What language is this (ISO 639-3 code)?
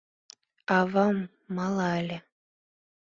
chm